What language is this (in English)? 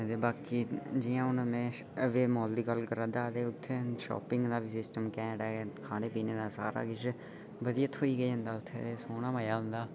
Dogri